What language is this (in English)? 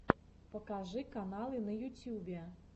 Russian